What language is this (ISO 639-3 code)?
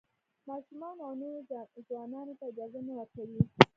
pus